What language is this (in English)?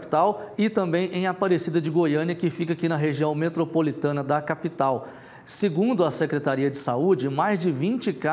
Portuguese